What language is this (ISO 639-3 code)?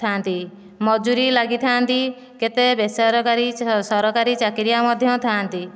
ori